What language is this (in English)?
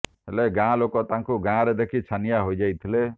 Odia